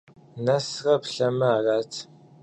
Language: Kabardian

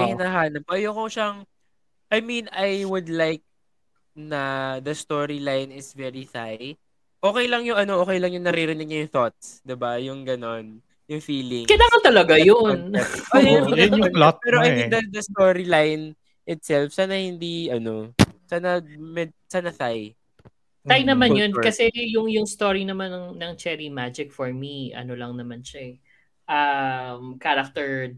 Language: Filipino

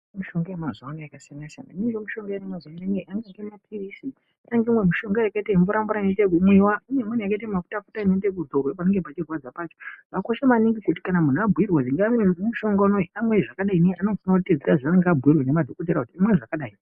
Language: Ndau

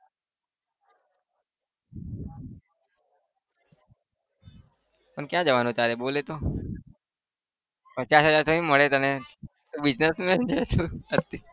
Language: Gujarati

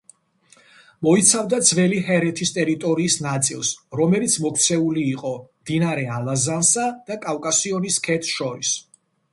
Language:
Georgian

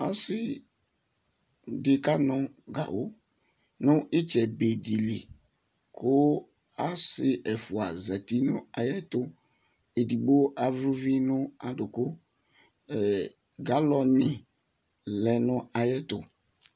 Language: Ikposo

